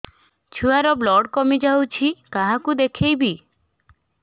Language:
Odia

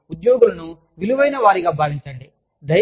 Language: Telugu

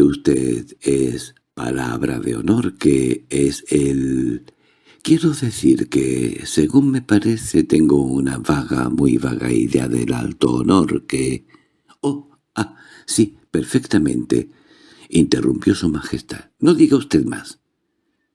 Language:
Spanish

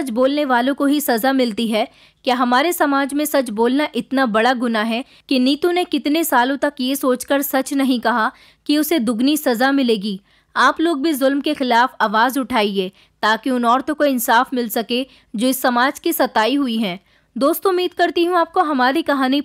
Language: Hindi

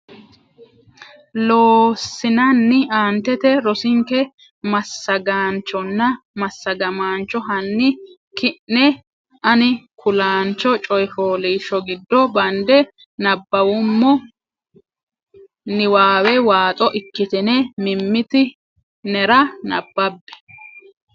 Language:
Sidamo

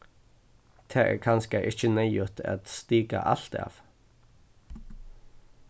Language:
Faroese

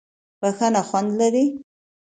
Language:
Pashto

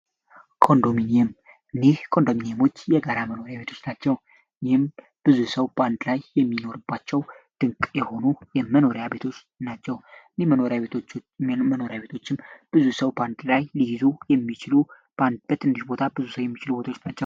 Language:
Amharic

